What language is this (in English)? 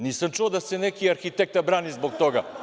Serbian